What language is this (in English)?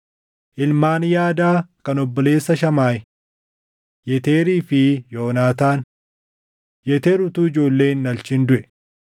Oromo